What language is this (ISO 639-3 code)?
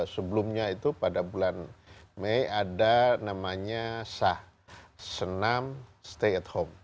ind